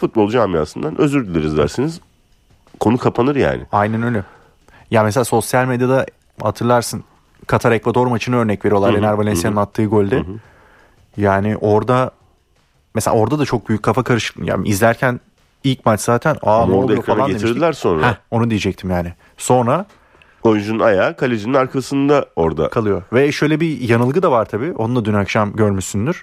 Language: Turkish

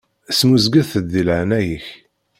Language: Kabyle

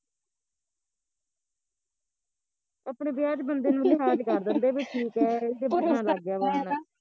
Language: Punjabi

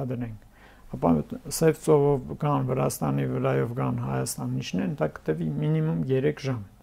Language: Turkish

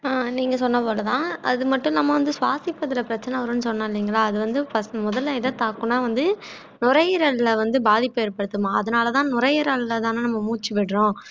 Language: Tamil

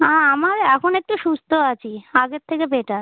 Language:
Bangla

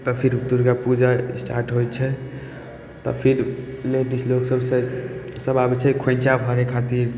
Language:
Maithili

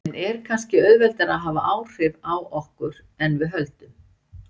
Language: Icelandic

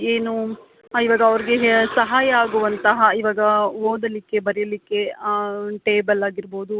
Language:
Kannada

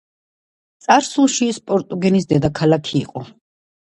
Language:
Georgian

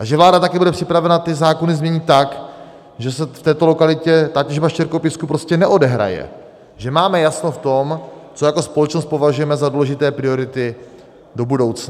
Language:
Czech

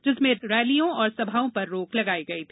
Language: Hindi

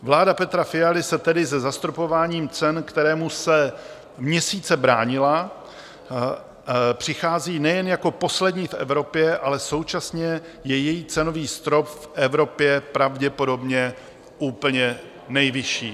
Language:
Czech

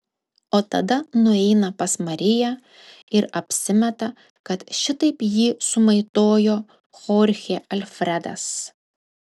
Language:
Lithuanian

